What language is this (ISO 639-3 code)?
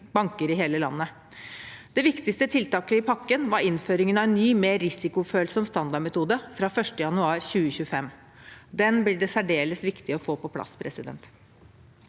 nor